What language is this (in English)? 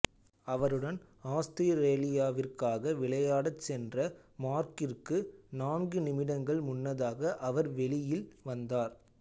Tamil